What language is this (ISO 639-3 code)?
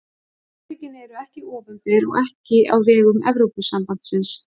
isl